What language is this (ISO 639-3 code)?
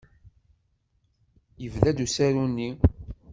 kab